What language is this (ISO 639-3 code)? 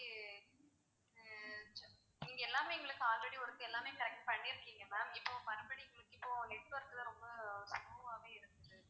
tam